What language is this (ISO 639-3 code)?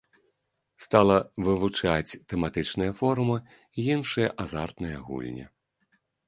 bel